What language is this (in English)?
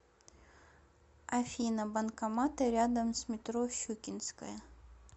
Russian